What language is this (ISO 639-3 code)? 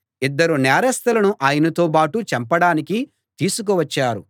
tel